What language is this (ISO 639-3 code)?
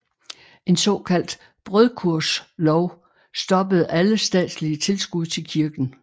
dan